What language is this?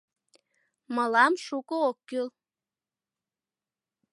Mari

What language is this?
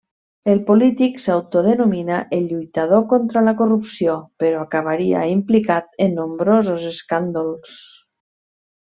Catalan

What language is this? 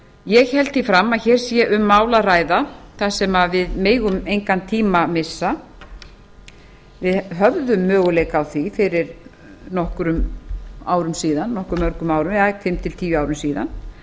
Icelandic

